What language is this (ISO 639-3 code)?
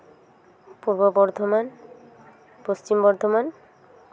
sat